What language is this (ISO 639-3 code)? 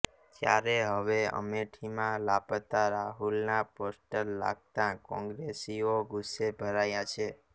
guj